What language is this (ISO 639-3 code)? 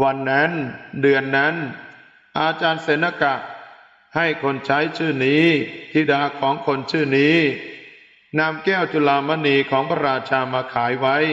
tha